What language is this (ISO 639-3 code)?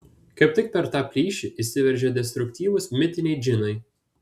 lit